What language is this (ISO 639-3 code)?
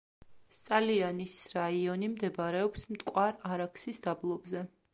kat